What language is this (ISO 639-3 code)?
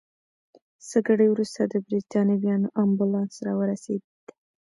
pus